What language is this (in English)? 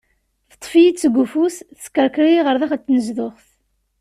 Kabyle